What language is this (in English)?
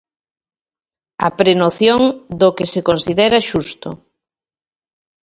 Galician